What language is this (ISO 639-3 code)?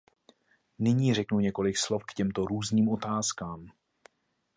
ces